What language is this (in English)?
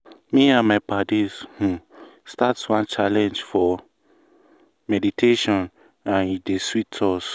Nigerian Pidgin